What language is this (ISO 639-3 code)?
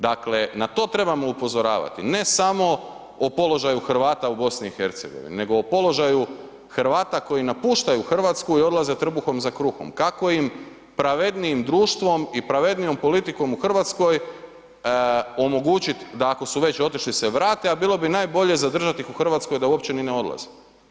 hrv